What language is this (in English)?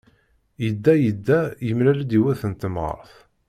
Kabyle